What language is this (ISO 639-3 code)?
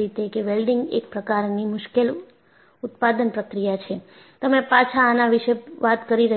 guj